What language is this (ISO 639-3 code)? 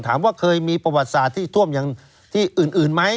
tha